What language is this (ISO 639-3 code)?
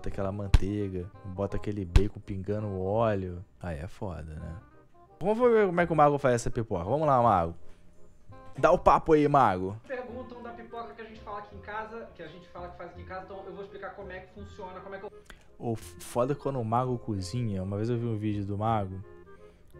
por